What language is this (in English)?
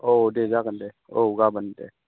Bodo